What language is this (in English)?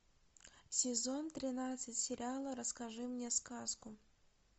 Russian